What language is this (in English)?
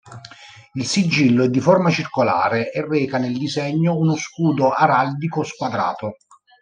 Italian